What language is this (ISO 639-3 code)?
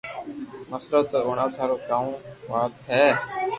lrk